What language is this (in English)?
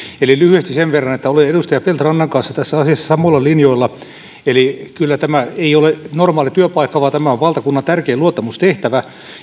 Finnish